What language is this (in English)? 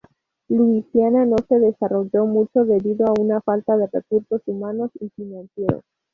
Spanish